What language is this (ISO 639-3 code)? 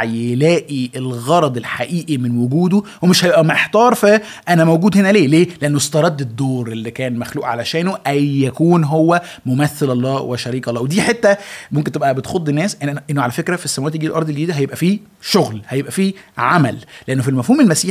ara